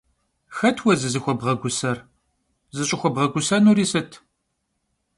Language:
Kabardian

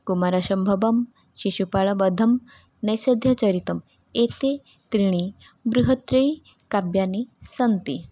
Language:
Sanskrit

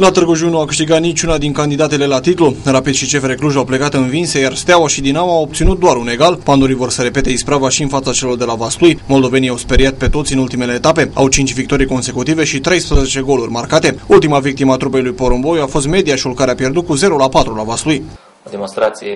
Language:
Romanian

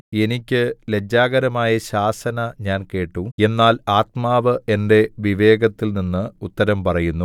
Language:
Malayalam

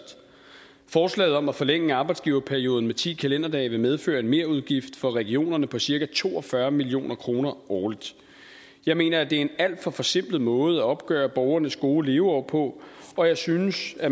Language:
Danish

